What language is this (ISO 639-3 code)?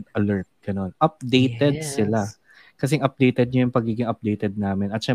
fil